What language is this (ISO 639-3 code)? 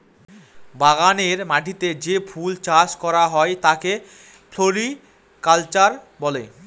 ben